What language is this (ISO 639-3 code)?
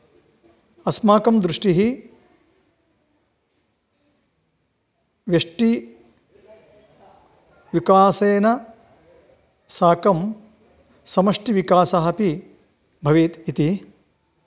san